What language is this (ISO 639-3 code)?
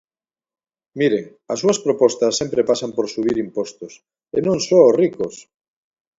glg